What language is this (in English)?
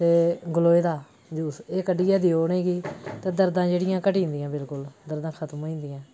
Dogri